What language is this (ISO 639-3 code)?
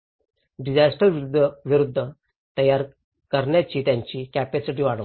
mar